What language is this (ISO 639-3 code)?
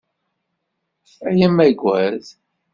kab